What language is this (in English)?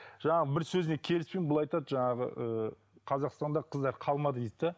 Kazakh